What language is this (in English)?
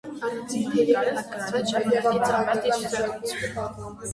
Armenian